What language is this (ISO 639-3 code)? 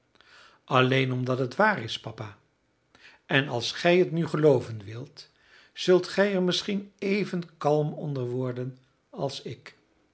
nld